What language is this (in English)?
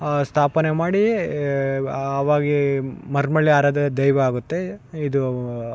Kannada